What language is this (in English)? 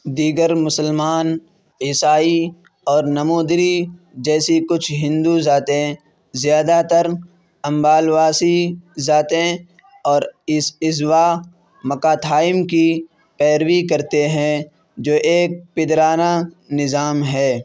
Urdu